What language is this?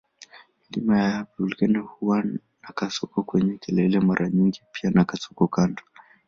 Swahili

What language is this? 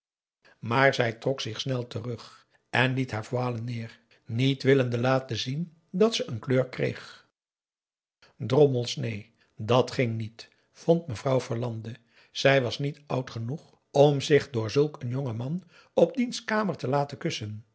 Dutch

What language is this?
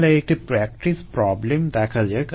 Bangla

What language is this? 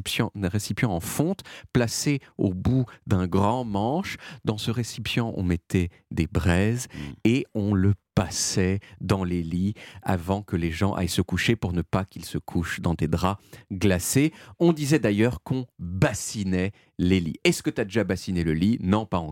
French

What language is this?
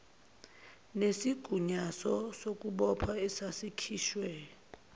Zulu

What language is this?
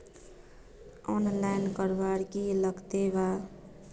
Magahi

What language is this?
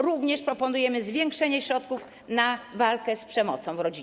Polish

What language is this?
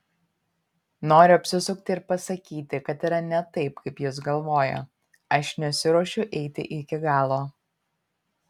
Lithuanian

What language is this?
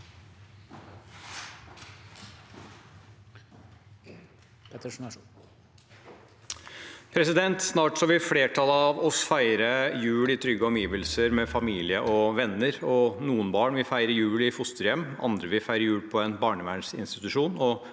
Norwegian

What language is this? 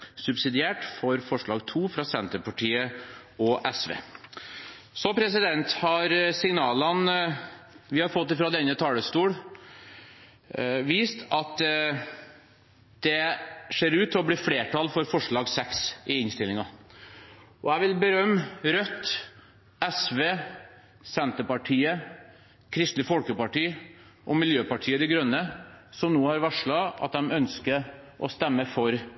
Norwegian Bokmål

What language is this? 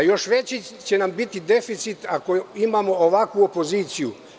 Serbian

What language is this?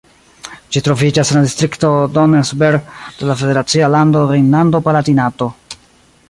Esperanto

